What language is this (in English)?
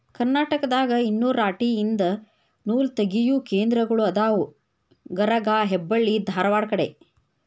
Kannada